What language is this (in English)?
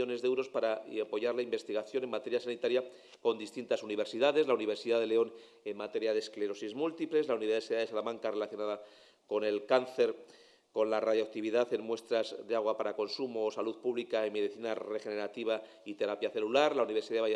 Spanish